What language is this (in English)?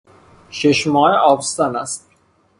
Persian